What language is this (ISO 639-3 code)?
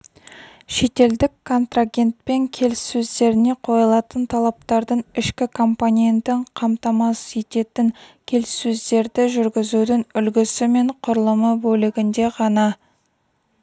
kaz